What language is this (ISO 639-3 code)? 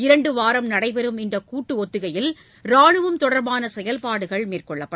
tam